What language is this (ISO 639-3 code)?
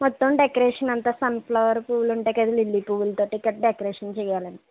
tel